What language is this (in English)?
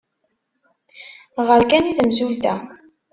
Kabyle